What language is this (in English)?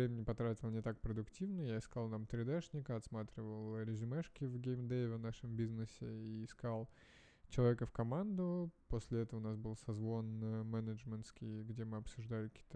Russian